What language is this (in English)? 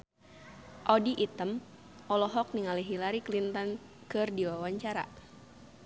Sundanese